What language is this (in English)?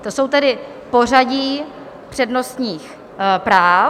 Czech